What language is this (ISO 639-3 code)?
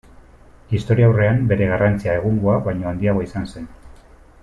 eus